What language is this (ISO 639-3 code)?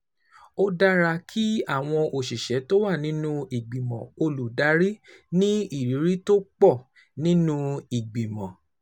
yor